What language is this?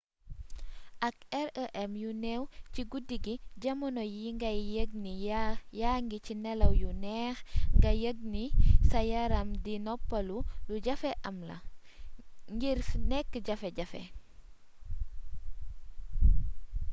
Wolof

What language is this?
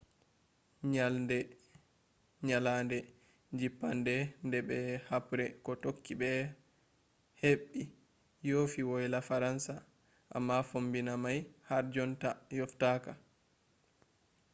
Fula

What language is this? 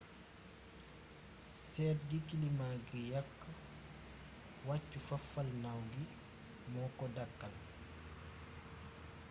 Wolof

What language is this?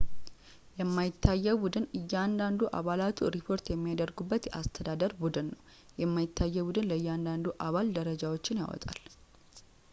Amharic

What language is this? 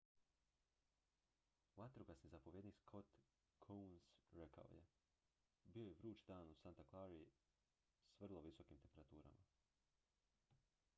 Croatian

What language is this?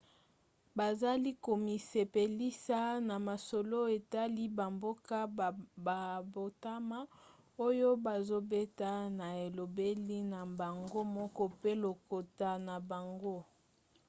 Lingala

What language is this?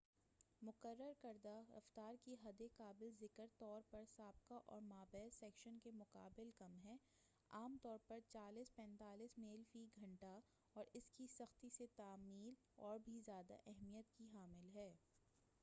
Urdu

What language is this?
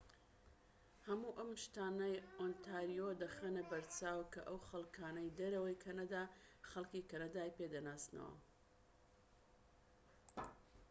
Central Kurdish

